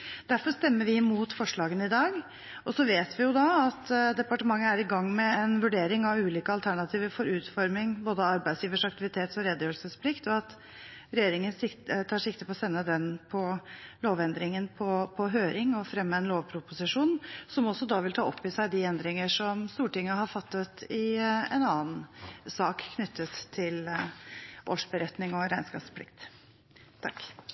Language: Norwegian Bokmål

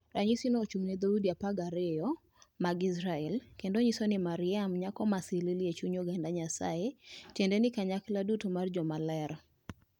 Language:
Luo (Kenya and Tanzania)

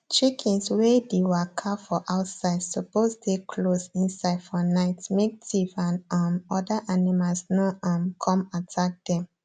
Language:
Nigerian Pidgin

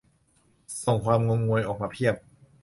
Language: Thai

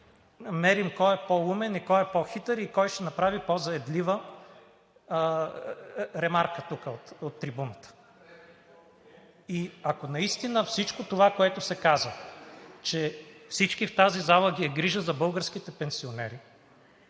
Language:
Bulgarian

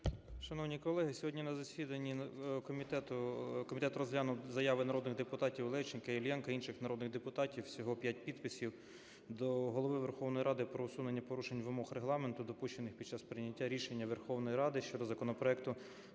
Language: Ukrainian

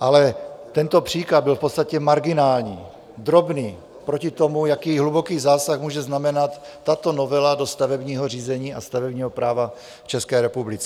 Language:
Czech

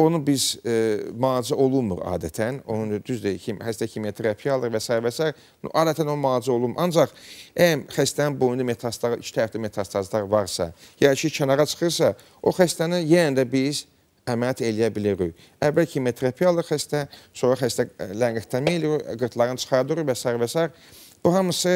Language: Turkish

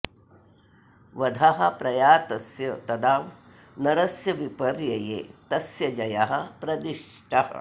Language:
Sanskrit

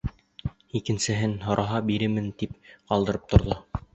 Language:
Bashkir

